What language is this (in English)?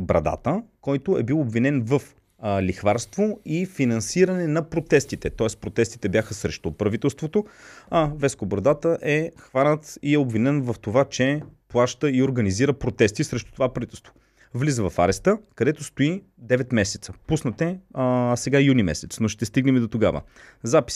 Bulgarian